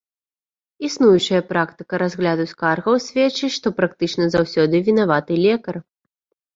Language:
Belarusian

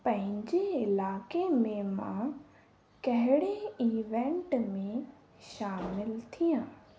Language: Sindhi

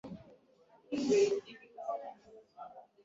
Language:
Swahili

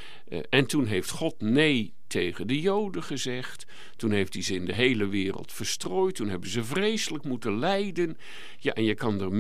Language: Dutch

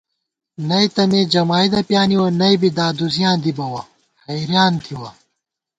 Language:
Gawar-Bati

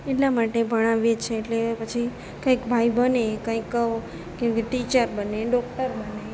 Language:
Gujarati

